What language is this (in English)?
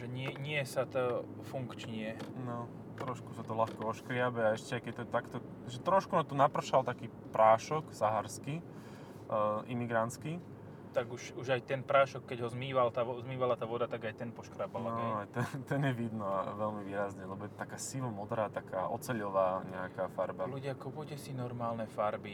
Slovak